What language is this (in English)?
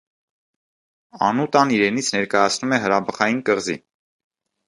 Armenian